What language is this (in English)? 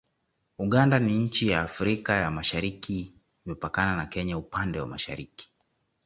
Swahili